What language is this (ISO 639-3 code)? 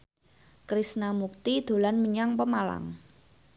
jav